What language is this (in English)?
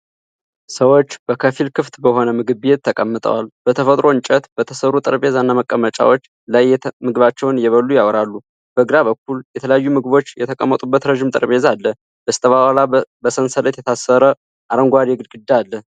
Amharic